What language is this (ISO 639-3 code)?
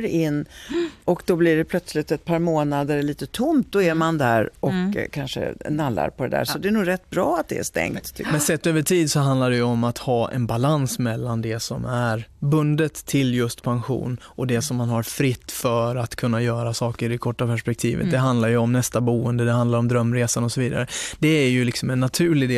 swe